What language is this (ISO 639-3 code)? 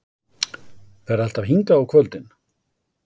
isl